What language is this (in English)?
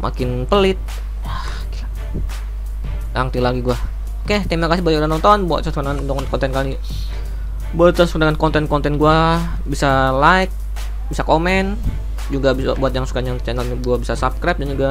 Indonesian